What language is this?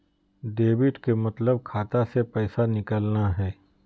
Magahi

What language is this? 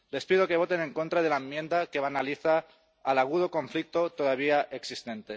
Spanish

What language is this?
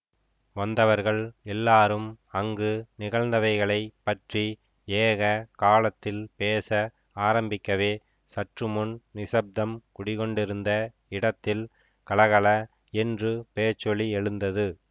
Tamil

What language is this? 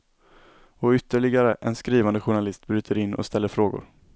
Swedish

